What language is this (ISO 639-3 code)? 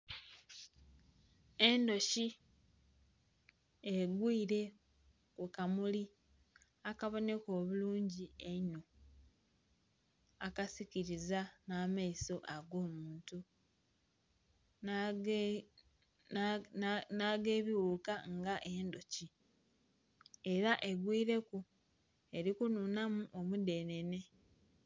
xog